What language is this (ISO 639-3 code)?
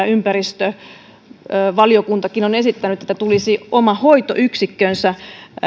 fin